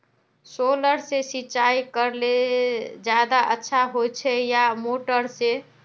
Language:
Magahi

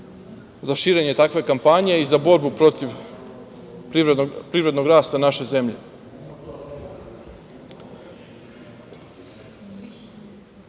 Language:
Serbian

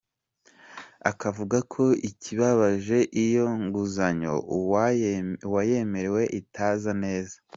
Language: Kinyarwanda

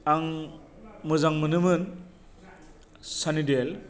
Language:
Bodo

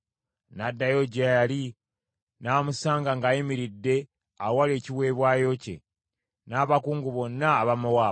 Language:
Ganda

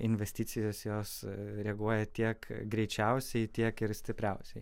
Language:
Lithuanian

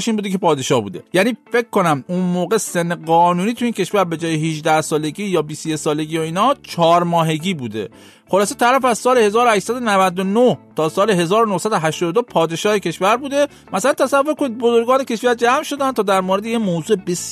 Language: Persian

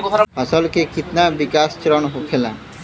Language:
Bhojpuri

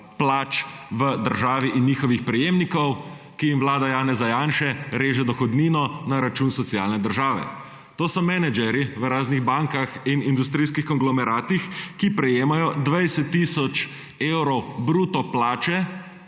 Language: Slovenian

